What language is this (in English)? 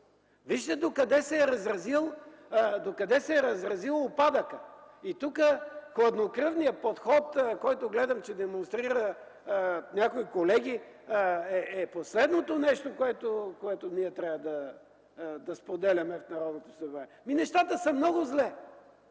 Bulgarian